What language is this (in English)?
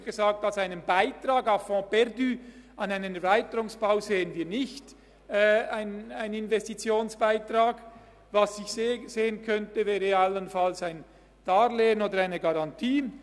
Swiss German